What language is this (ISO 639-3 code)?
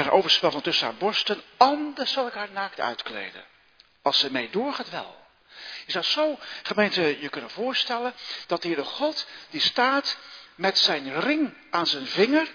nld